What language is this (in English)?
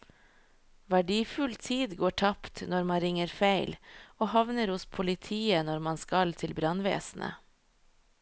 Norwegian